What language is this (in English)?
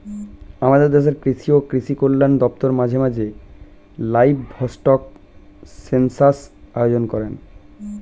Bangla